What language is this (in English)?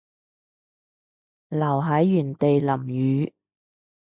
Cantonese